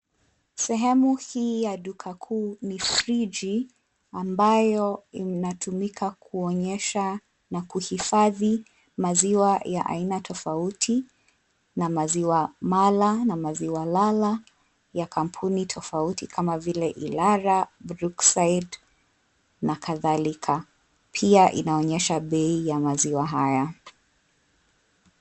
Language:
Swahili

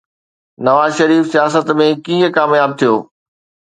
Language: Sindhi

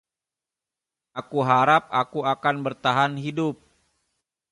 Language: Indonesian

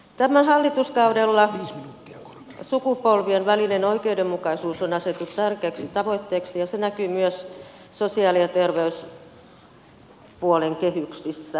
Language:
Finnish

